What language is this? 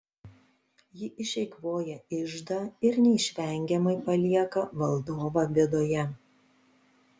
Lithuanian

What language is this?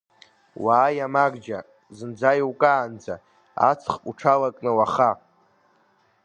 Abkhazian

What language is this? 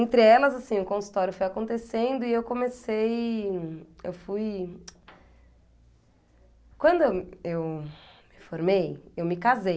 Portuguese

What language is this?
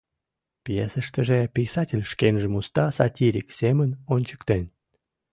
Mari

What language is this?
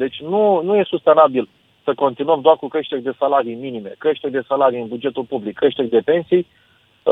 Romanian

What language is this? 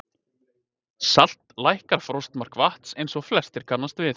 Icelandic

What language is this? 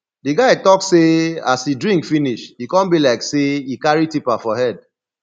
Nigerian Pidgin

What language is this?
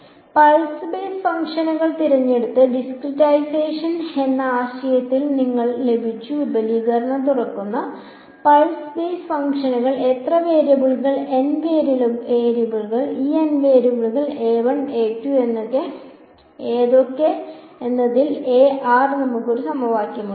Malayalam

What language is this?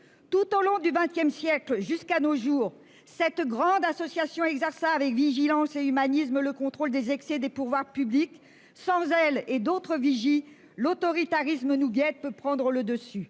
French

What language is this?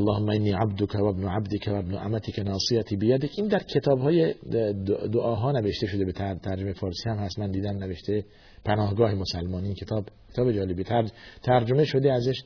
Persian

